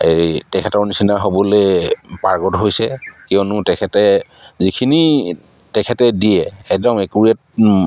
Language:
Assamese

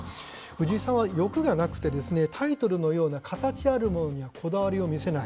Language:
Japanese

